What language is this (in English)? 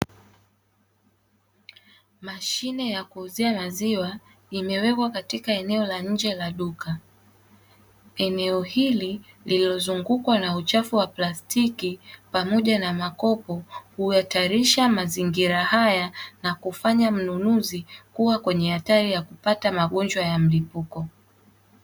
Swahili